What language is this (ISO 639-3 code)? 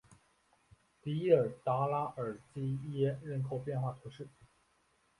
zho